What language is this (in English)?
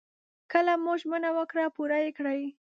Pashto